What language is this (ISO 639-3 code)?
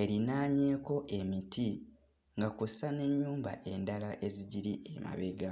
lug